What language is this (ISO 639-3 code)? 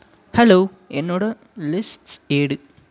tam